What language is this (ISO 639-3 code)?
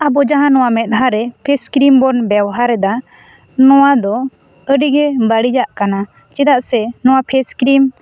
sat